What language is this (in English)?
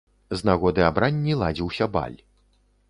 Belarusian